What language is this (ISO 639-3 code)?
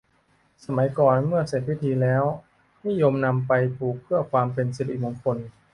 tha